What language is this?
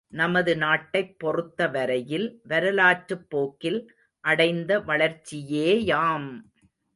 Tamil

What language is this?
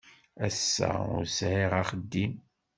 Kabyle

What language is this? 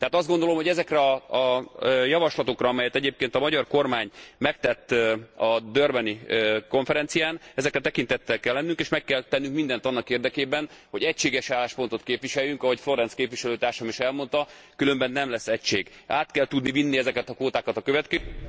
Hungarian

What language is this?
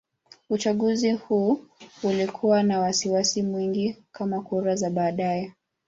Swahili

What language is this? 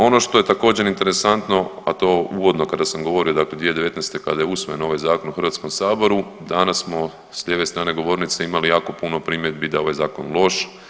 Croatian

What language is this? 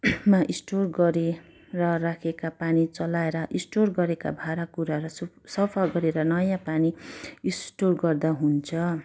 Nepali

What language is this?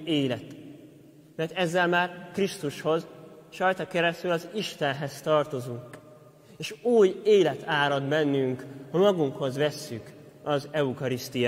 Hungarian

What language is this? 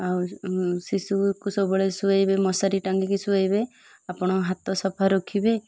Odia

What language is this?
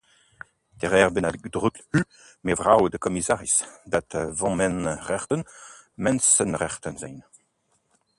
Dutch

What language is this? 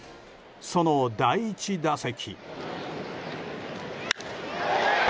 Japanese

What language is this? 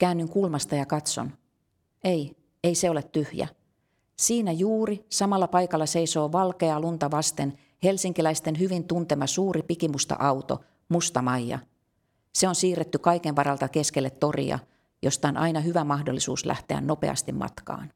Finnish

